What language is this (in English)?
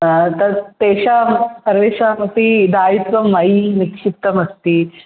Sanskrit